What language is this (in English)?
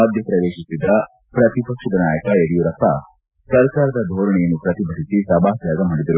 Kannada